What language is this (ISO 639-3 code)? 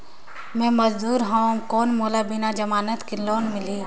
hne